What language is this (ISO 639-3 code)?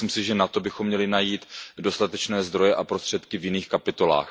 ces